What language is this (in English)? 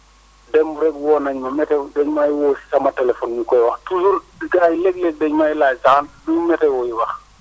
Wolof